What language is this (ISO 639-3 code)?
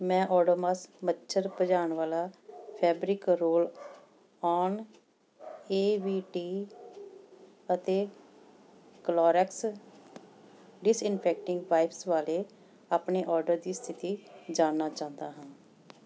pan